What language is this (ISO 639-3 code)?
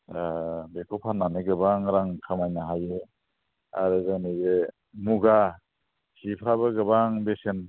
brx